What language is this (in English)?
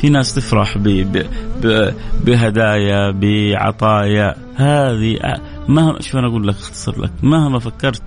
Arabic